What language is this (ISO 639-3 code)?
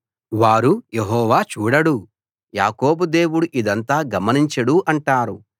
tel